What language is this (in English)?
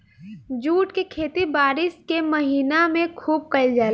Bhojpuri